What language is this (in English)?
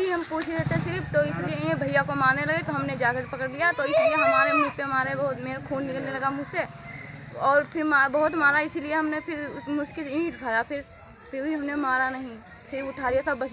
Hindi